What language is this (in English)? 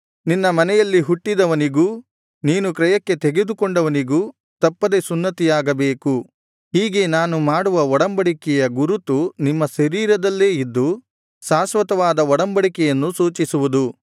Kannada